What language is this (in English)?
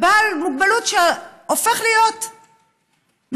Hebrew